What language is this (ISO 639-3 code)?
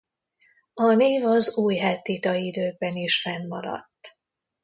hun